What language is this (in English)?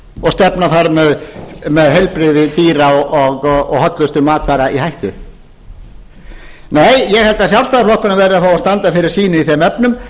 Icelandic